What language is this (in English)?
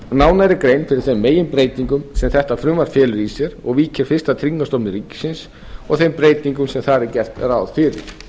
Icelandic